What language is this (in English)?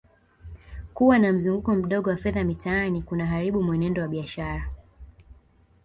Swahili